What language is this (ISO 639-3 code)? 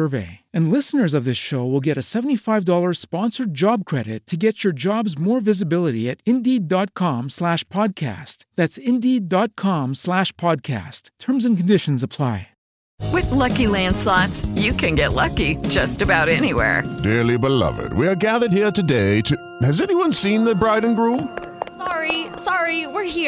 msa